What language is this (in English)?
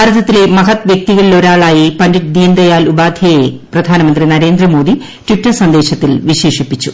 Malayalam